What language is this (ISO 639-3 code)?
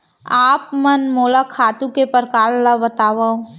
hne